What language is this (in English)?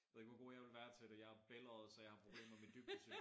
Danish